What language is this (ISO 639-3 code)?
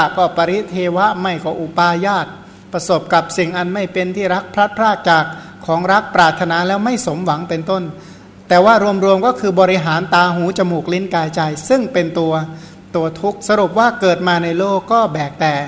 tha